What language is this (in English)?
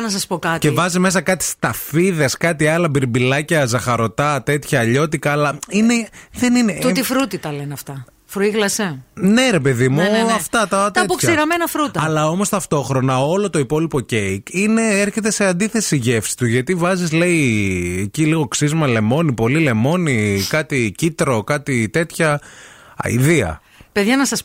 Greek